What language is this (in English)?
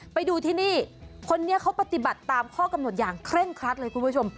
Thai